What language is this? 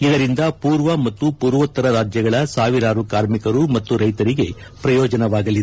Kannada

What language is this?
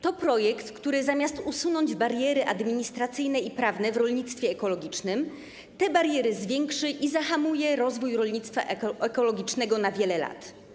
Polish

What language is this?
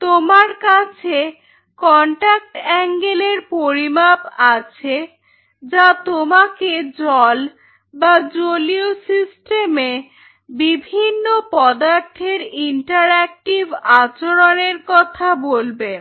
Bangla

